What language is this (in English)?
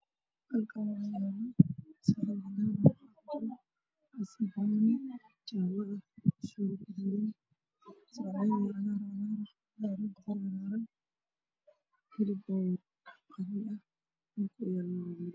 Somali